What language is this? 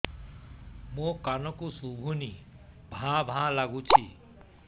Odia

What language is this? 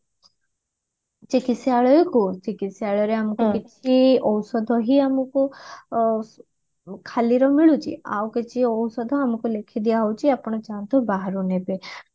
Odia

